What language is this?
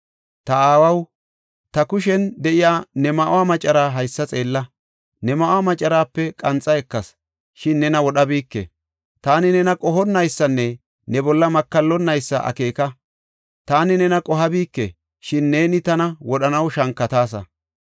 Gofa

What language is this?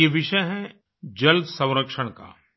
Hindi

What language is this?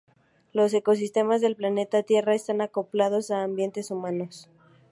Spanish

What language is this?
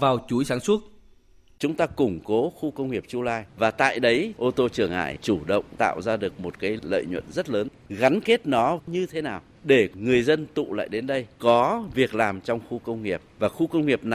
Vietnamese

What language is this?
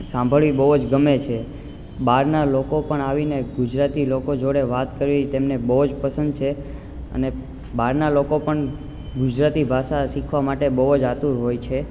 Gujarati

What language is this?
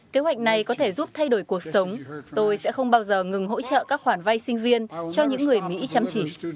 Vietnamese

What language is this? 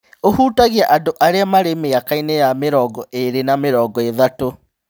Kikuyu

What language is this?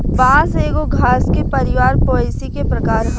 Bhojpuri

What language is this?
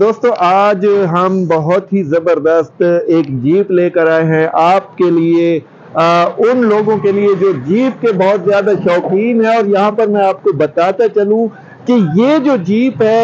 Hindi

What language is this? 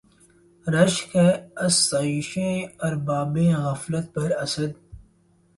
Urdu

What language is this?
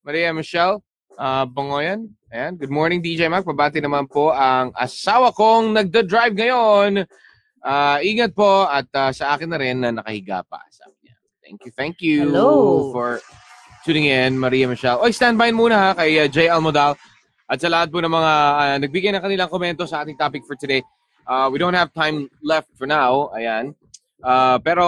Filipino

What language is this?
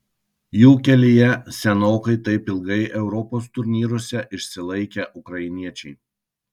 Lithuanian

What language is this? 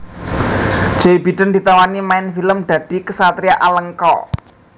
Javanese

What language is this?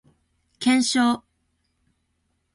Japanese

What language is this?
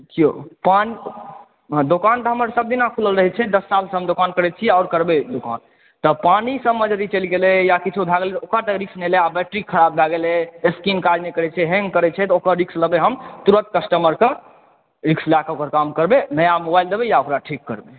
Maithili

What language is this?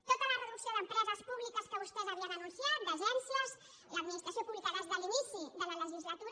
Catalan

